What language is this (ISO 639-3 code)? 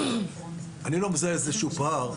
heb